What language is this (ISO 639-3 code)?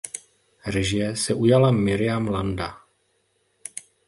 ces